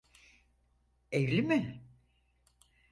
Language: Turkish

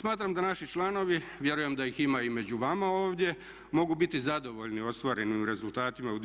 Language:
Croatian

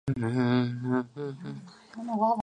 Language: Chinese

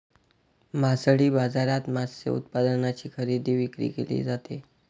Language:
Marathi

